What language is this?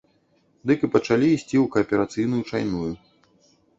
Belarusian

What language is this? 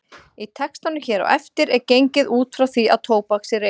Icelandic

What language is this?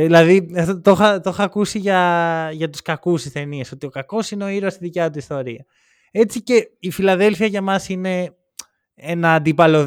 Greek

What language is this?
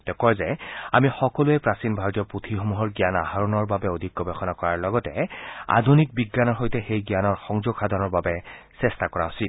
Assamese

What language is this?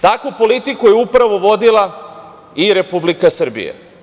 Serbian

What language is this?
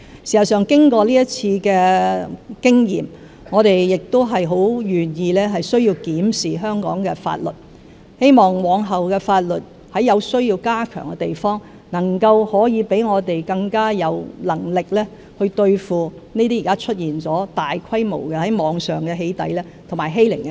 Cantonese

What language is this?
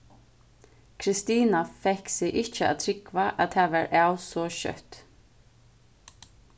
Faroese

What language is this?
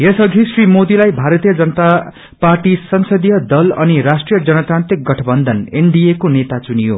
Nepali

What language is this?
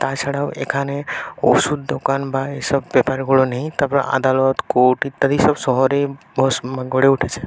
Bangla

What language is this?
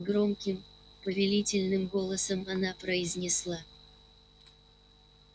Russian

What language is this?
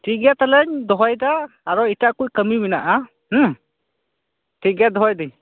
Santali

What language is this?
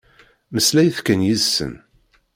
Kabyle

